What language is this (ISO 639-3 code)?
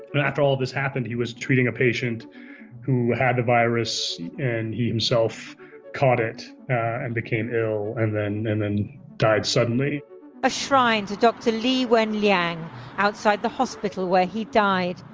eng